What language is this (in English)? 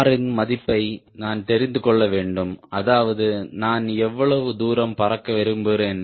Tamil